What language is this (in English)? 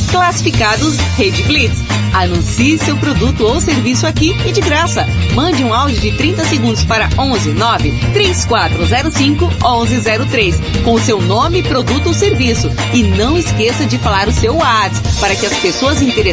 Portuguese